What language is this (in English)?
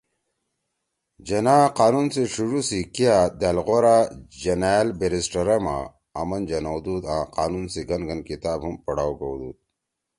Torwali